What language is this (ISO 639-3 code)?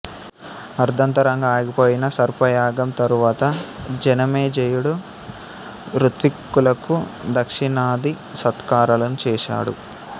tel